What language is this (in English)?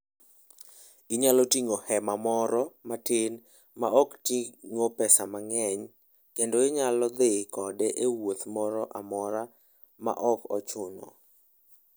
Luo (Kenya and Tanzania)